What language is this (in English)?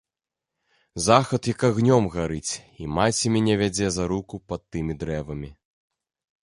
Belarusian